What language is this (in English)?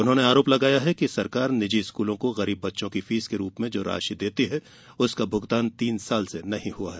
Hindi